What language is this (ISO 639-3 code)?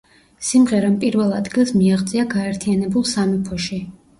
kat